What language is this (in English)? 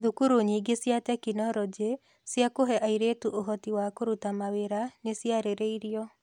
Kikuyu